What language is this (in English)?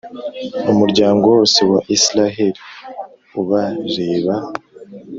Kinyarwanda